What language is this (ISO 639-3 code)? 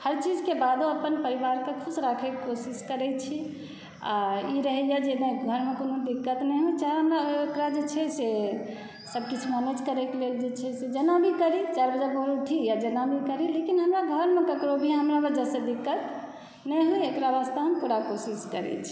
mai